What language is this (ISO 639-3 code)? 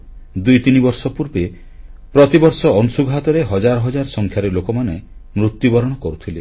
ori